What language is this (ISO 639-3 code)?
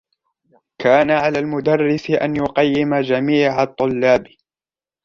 ara